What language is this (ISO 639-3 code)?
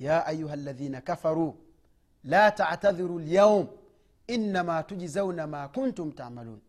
swa